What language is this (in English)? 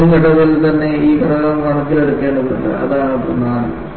Malayalam